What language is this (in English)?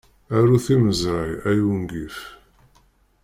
Kabyle